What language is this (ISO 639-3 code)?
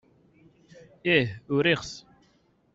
kab